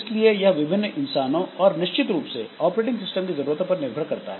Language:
Hindi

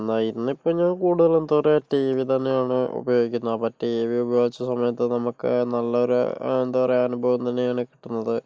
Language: Malayalam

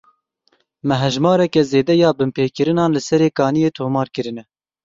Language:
Kurdish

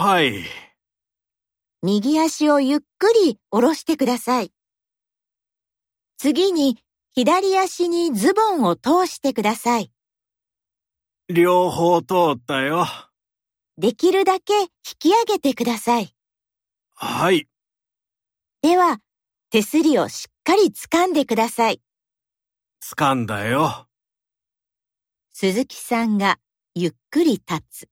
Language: Japanese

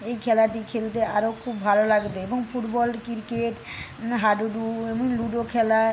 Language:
Bangla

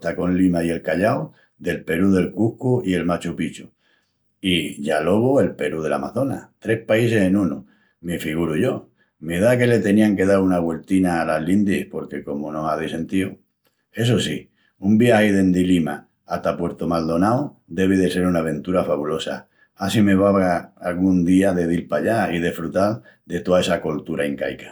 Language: Extremaduran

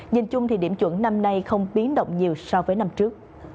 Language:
Vietnamese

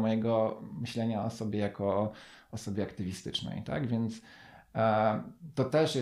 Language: Polish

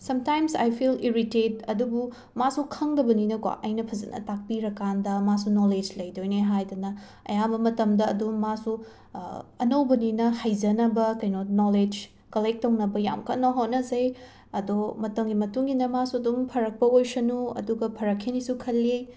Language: Manipuri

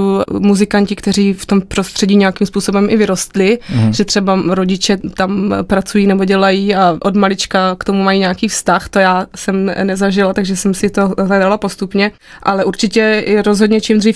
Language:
Czech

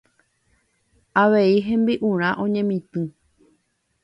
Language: Guarani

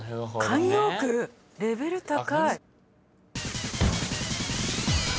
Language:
Japanese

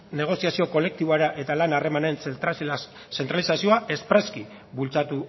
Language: Basque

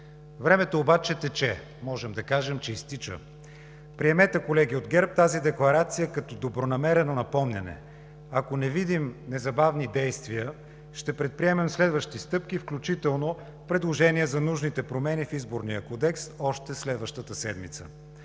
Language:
Bulgarian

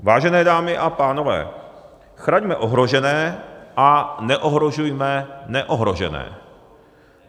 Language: Czech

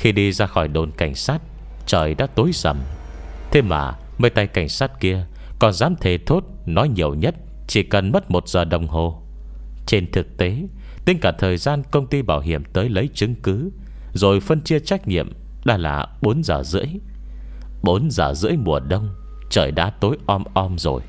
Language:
Vietnamese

